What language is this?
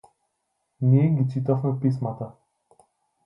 Macedonian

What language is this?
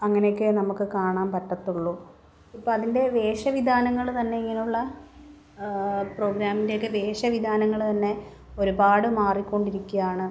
Malayalam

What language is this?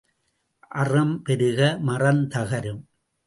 Tamil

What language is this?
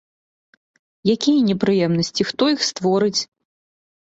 Belarusian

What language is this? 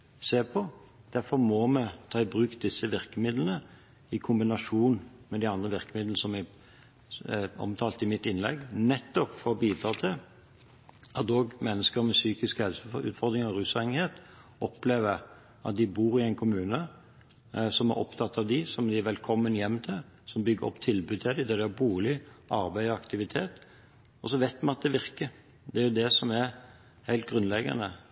Norwegian Bokmål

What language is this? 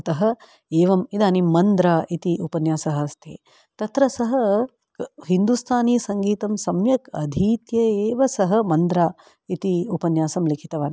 Sanskrit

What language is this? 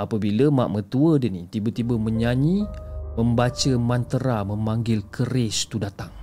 Malay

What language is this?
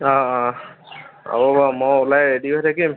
Assamese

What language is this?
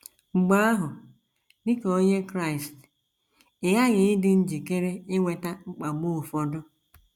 Igbo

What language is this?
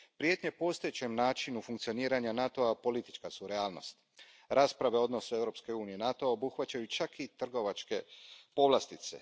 Croatian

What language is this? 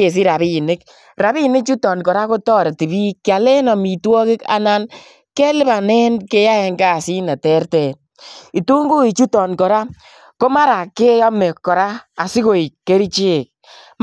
Kalenjin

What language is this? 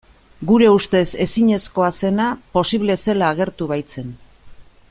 Basque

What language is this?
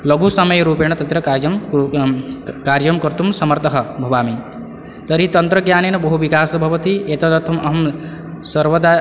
Sanskrit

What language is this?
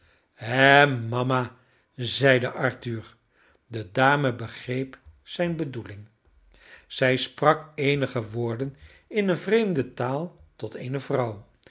Dutch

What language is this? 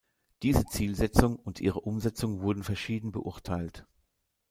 German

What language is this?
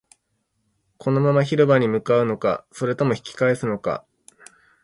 Japanese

